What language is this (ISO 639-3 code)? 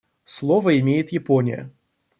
rus